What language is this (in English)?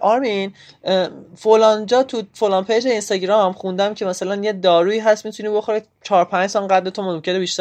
Persian